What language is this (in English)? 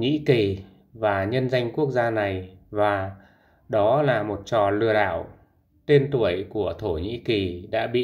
Vietnamese